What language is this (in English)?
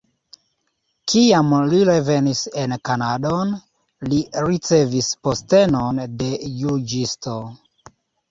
Esperanto